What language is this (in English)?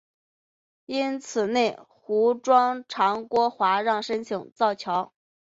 Chinese